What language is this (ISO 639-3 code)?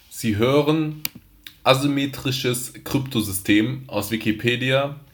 deu